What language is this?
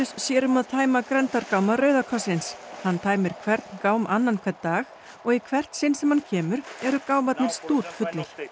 Icelandic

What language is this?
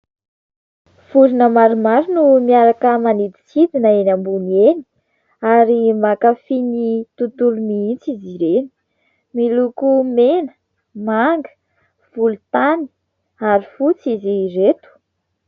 Malagasy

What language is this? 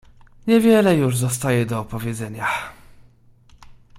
Polish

